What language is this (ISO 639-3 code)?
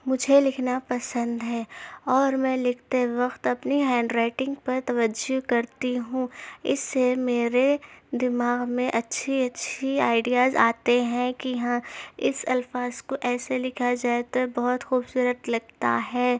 urd